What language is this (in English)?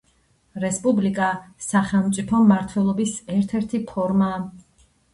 Georgian